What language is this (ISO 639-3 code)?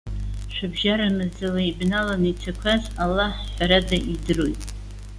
abk